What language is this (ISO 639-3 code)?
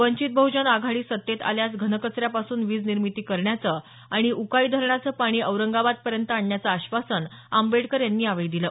mar